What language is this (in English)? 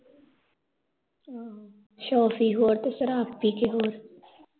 Punjabi